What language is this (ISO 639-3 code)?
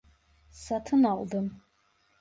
tur